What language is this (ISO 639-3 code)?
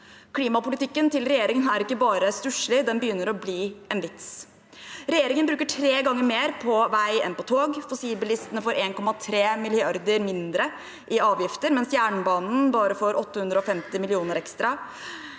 nor